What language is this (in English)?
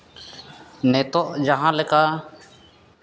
Santali